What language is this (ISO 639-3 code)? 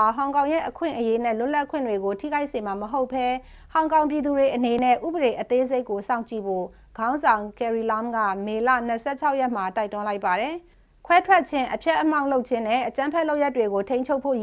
tha